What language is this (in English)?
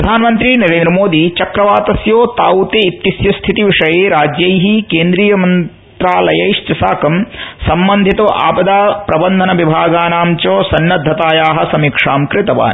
Sanskrit